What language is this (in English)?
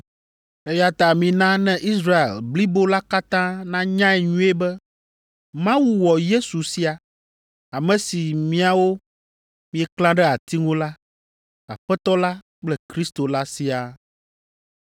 Ewe